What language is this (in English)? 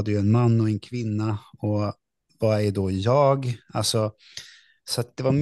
Swedish